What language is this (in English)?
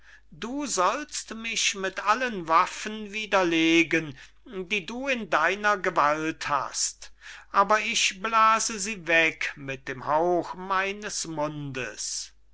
German